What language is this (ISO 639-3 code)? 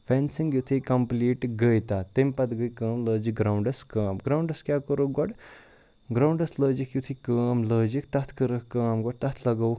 kas